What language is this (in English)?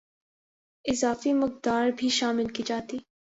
Urdu